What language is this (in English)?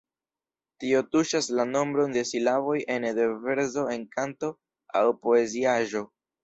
Esperanto